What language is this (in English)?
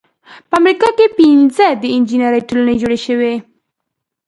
Pashto